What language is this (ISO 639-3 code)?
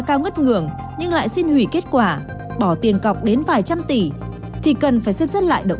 vie